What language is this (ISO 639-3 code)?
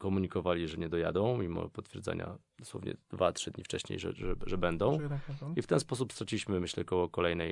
pol